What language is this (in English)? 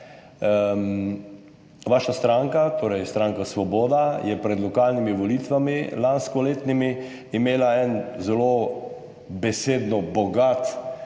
Slovenian